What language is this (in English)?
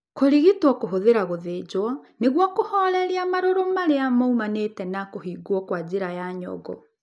Kikuyu